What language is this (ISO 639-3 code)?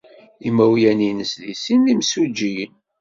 kab